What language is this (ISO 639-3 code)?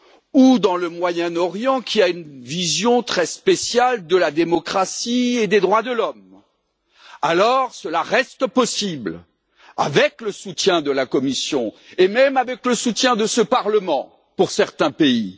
fra